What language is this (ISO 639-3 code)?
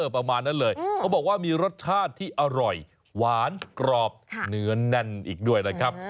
tha